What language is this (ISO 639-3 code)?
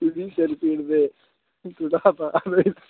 doi